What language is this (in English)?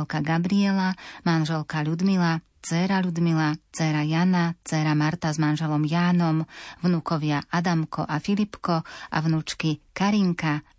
Slovak